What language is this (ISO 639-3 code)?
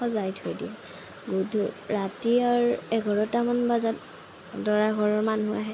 asm